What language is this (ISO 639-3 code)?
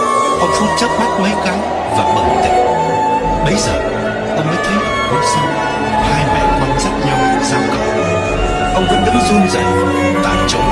vie